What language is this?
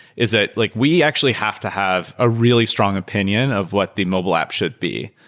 English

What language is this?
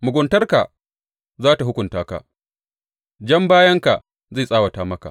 Hausa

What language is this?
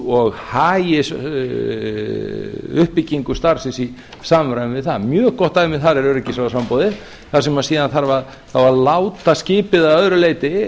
Icelandic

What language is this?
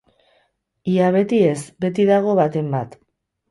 Basque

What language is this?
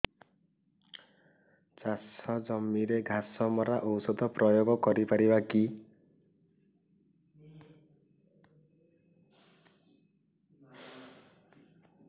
Odia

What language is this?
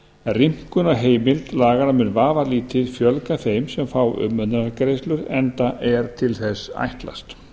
Icelandic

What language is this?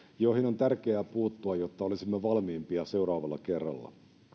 Finnish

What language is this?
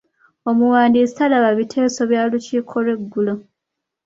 Ganda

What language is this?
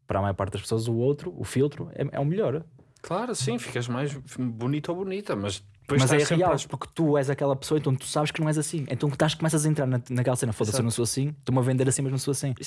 Portuguese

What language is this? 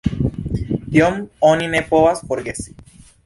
Esperanto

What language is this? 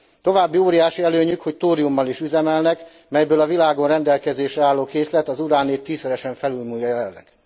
Hungarian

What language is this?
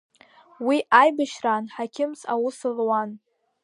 Abkhazian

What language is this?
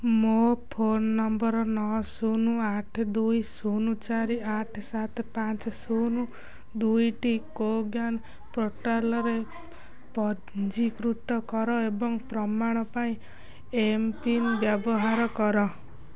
Odia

